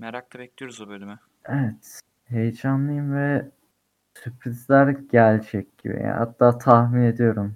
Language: Turkish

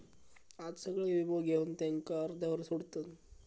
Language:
Marathi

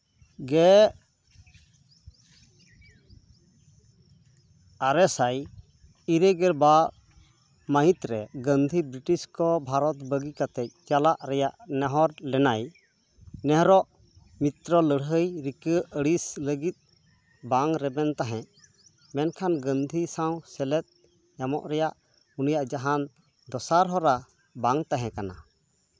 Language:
Santali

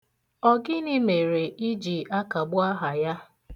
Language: Igbo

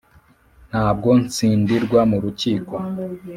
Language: Kinyarwanda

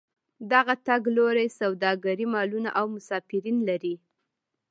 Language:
Pashto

